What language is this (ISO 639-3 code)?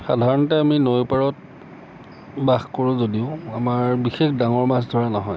asm